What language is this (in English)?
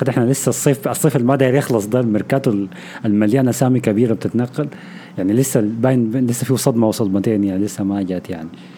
Arabic